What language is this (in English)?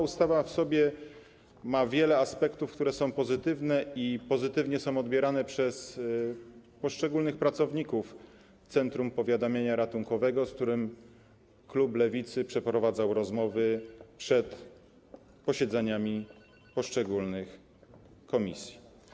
Polish